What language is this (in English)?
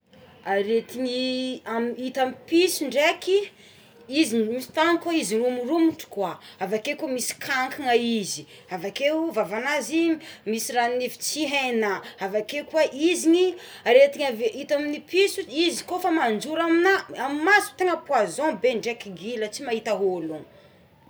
Tsimihety Malagasy